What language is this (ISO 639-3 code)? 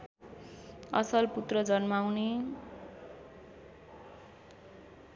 nep